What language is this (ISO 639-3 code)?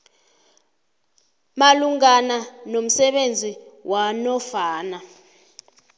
nbl